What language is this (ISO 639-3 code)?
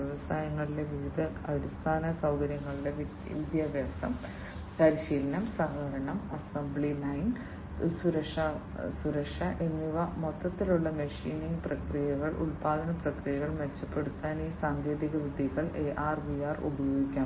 mal